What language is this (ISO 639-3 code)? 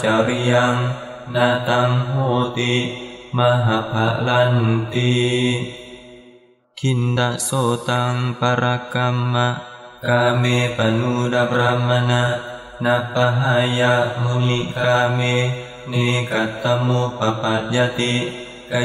ind